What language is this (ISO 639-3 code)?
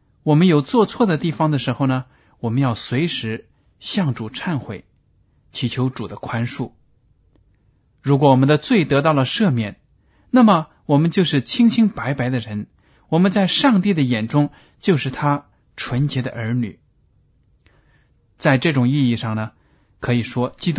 zho